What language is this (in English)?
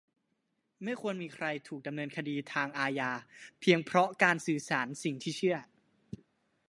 Thai